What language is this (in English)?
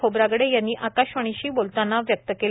Marathi